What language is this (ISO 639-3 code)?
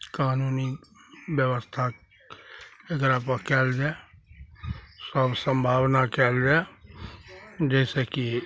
mai